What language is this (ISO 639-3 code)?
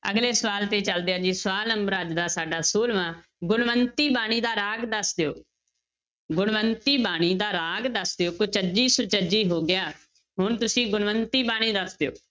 pan